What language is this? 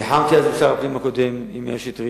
Hebrew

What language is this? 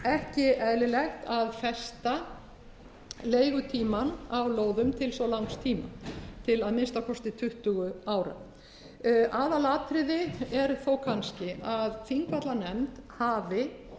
Icelandic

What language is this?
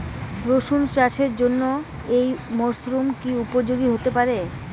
Bangla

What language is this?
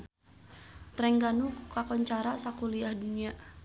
Sundanese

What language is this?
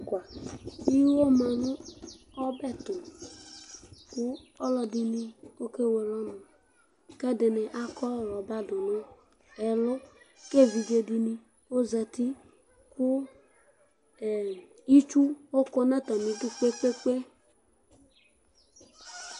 Ikposo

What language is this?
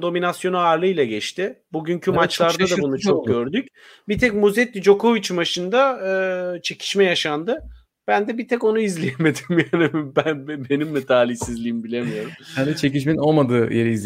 Turkish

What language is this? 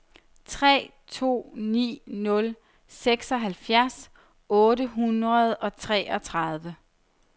Danish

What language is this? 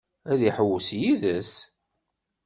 Kabyle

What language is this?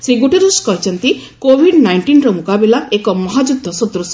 Odia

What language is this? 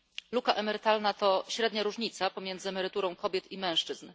Polish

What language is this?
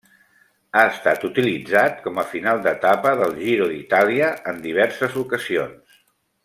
Catalan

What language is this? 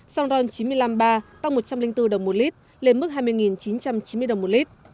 Vietnamese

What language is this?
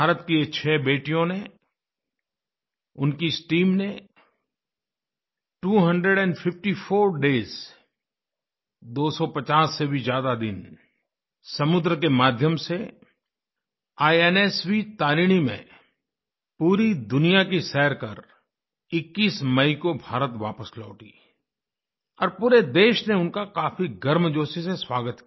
Hindi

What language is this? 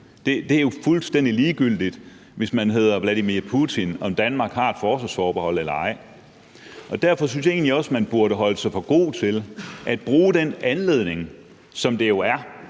Danish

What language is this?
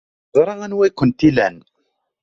Kabyle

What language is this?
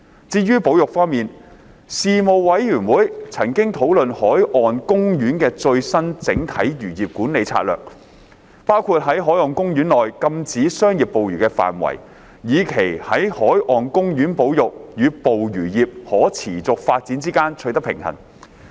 Cantonese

